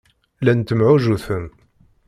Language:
Kabyle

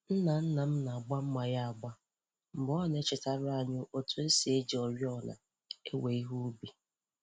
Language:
Igbo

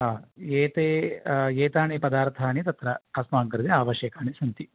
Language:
Sanskrit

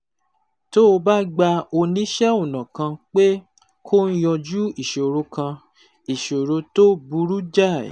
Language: Yoruba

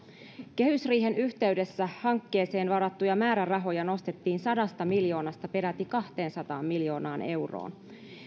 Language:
Finnish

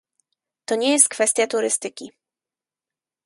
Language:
Polish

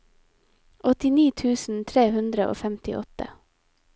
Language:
Norwegian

